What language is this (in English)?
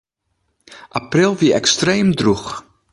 Western Frisian